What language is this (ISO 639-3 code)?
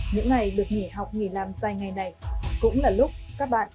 vie